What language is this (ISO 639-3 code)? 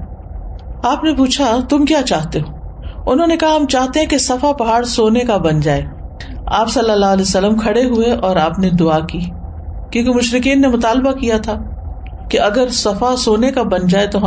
urd